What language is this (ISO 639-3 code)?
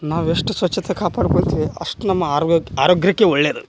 kan